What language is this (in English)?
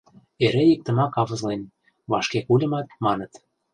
Mari